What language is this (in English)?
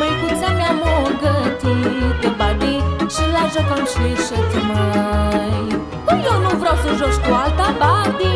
Romanian